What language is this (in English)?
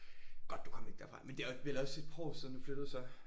Danish